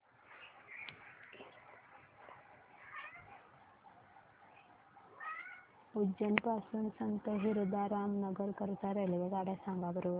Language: Marathi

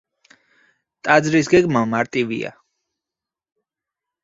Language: Georgian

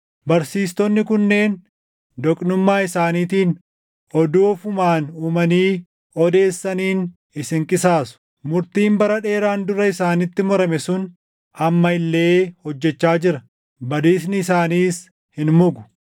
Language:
Oromo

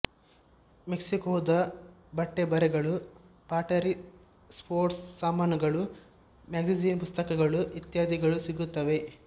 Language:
Kannada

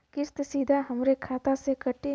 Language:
Bhojpuri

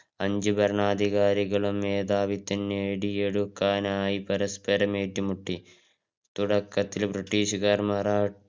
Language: Malayalam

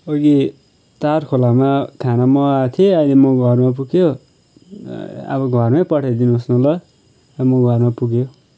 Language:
Nepali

